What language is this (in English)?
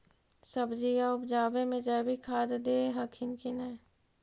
Magahi